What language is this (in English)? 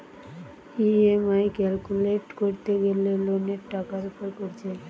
Bangla